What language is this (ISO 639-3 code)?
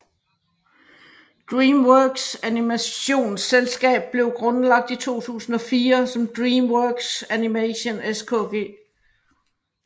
dan